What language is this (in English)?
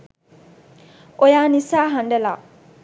Sinhala